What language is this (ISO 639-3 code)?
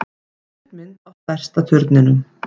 isl